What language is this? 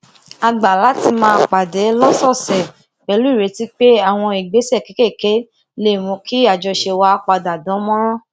Yoruba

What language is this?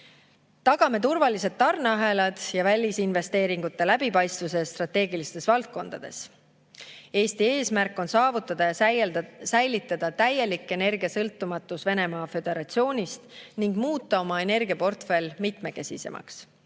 Estonian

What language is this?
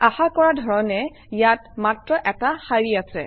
Assamese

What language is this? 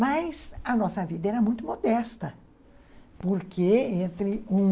Portuguese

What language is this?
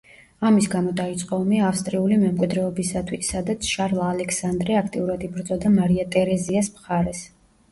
Georgian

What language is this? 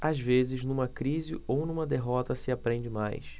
Portuguese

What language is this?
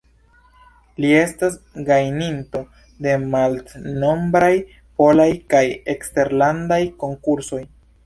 Esperanto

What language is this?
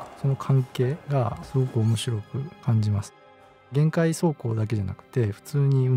Japanese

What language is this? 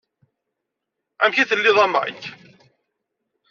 Kabyle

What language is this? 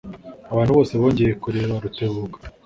Kinyarwanda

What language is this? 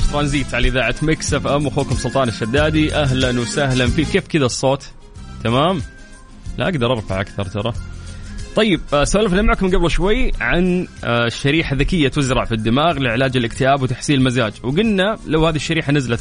Arabic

